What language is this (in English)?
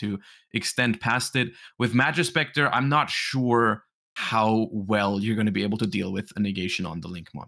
English